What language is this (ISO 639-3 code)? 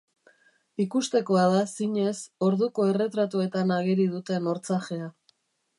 eus